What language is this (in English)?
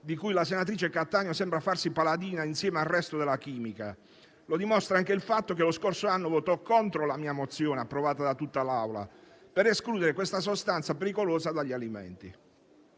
Italian